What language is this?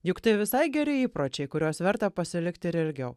Lithuanian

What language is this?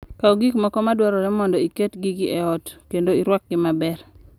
Luo (Kenya and Tanzania)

